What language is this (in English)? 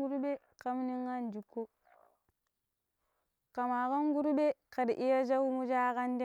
Pero